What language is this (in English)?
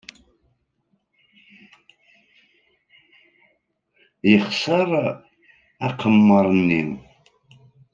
Kabyle